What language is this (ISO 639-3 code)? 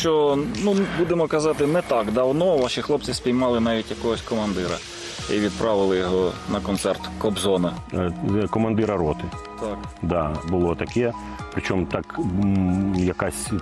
ukr